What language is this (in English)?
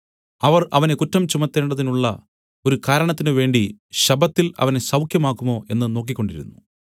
Malayalam